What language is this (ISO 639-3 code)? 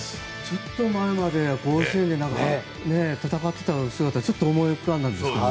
jpn